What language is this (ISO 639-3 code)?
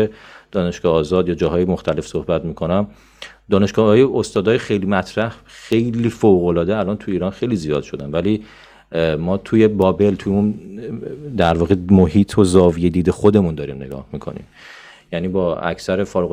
fas